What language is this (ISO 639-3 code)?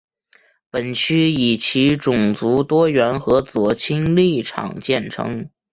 zho